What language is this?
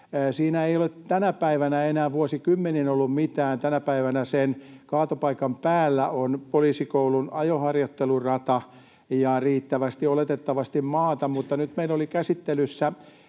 Finnish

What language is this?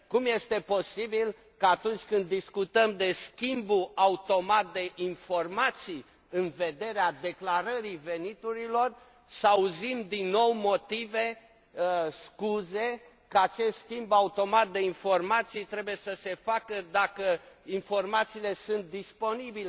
Romanian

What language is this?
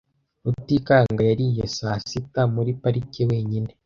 Kinyarwanda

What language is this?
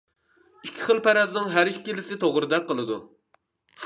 Uyghur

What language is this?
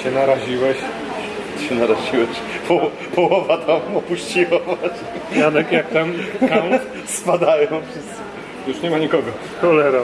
Polish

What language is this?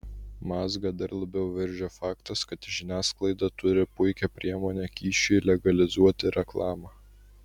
Lithuanian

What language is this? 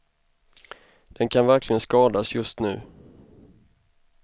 Swedish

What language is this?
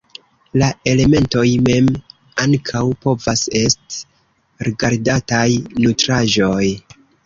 Esperanto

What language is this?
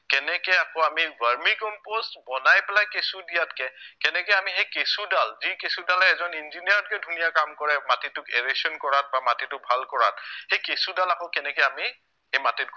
Assamese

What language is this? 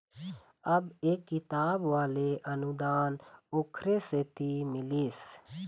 Chhattisgarhi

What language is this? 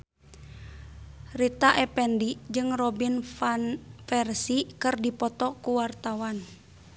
Sundanese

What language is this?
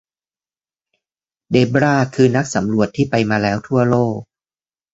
Thai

